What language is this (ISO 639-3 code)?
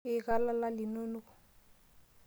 mas